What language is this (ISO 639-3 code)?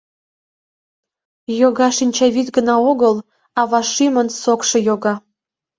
chm